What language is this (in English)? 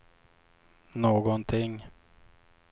Swedish